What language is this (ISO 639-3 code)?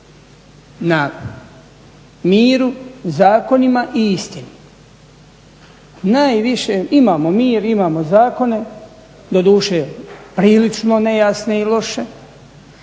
hrv